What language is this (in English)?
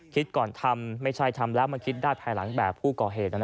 Thai